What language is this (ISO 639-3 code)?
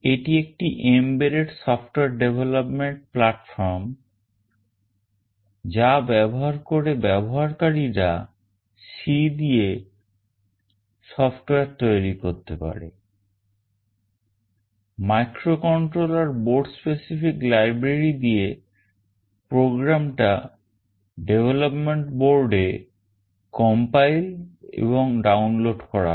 ben